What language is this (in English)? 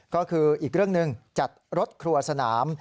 Thai